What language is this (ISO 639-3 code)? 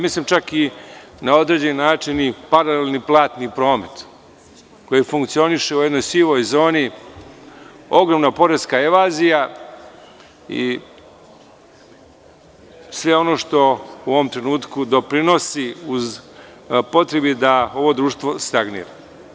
srp